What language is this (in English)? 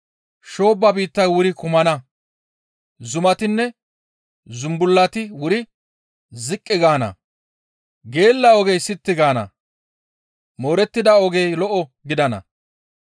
Gamo